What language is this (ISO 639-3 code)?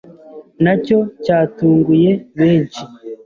kin